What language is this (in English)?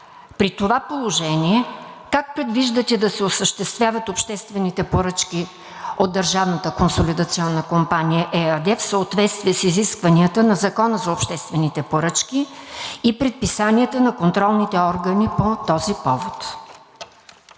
Bulgarian